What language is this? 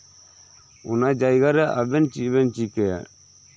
Santali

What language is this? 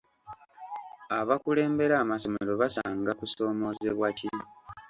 Ganda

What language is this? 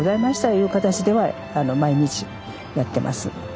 Japanese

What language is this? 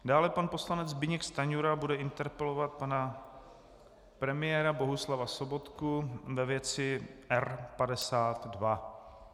Czech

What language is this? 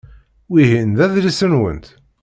Kabyle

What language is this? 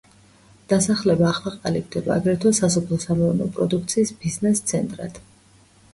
Georgian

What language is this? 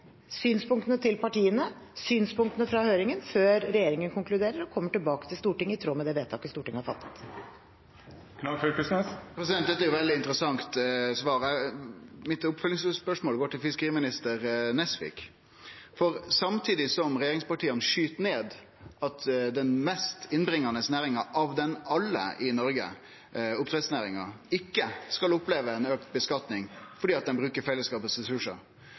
Norwegian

